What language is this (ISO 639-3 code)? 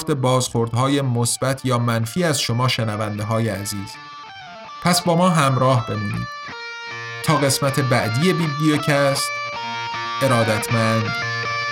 fas